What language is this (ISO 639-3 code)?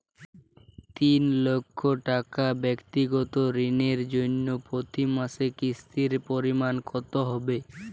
ben